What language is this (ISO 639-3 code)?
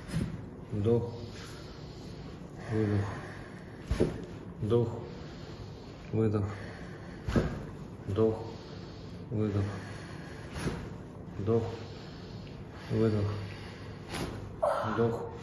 rus